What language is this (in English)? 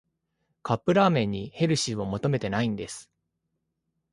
Japanese